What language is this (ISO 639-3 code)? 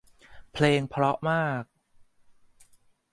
tha